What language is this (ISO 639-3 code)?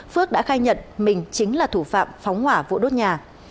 vie